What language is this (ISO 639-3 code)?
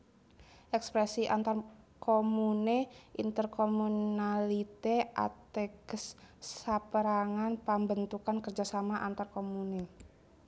jav